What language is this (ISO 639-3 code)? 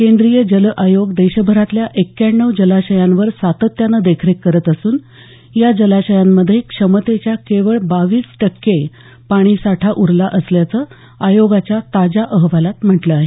mar